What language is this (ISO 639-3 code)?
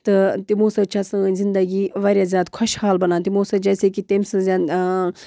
kas